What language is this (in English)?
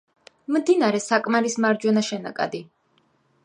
Georgian